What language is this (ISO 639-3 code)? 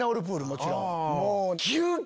jpn